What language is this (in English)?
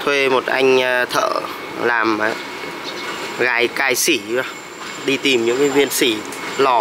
Vietnamese